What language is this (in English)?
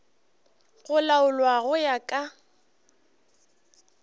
Northern Sotho